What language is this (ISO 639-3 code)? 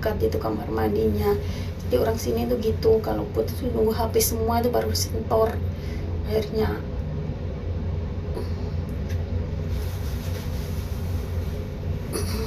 ind